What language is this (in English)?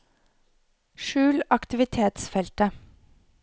Norwegian